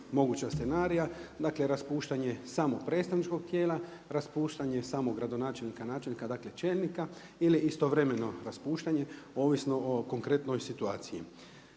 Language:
Croatian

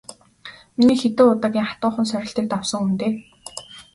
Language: Mongolian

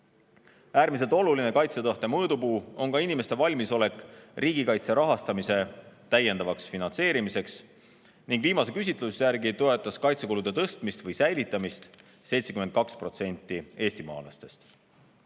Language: Estonian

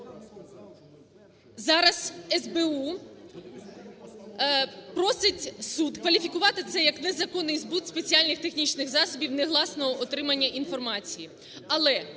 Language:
Ukrainian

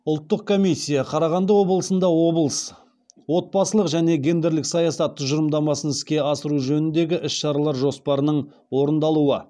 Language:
Kazakh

